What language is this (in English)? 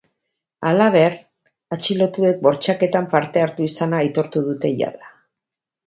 Basque